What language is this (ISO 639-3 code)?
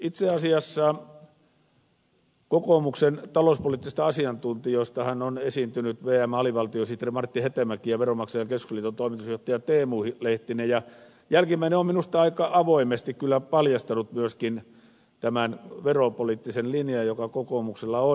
fin